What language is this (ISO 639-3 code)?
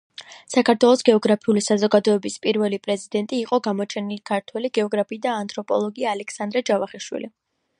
kat